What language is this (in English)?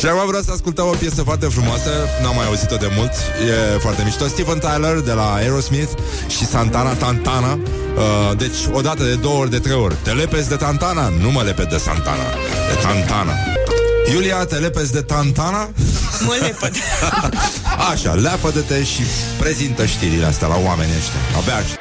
Romanian